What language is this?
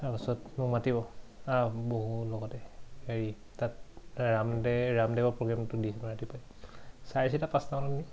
Assamese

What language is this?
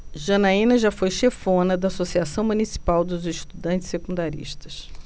Portuguese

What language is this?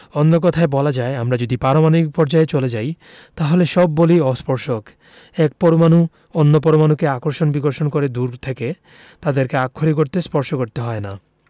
Bangla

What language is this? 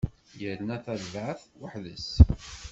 Kabyle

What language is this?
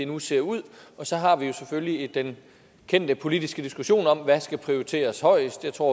Danish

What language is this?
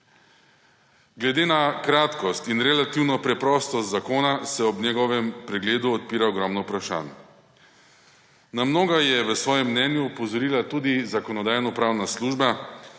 Slovenian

